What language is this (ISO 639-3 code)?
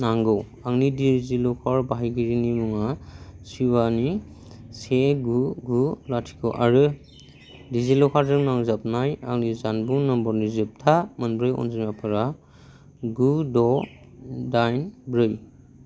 brx